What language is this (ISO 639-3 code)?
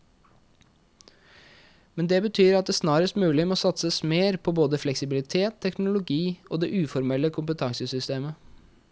nor